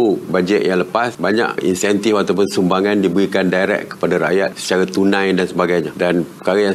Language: Malay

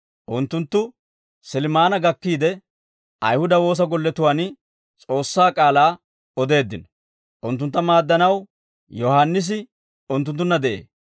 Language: Dawro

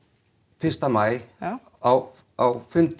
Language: Icelandic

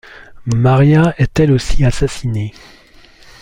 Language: French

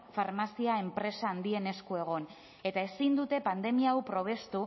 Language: Basque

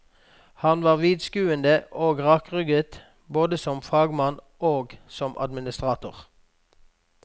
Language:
Norwegian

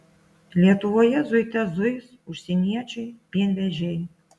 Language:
Lithuanian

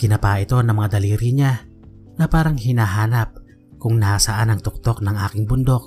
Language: Filipino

